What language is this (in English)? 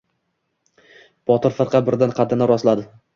Uzbek